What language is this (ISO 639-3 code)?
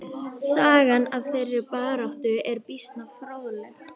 isl